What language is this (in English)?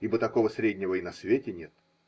Russian